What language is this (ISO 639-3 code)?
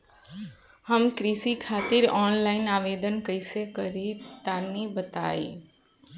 bho